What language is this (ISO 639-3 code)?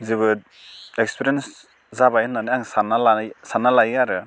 brx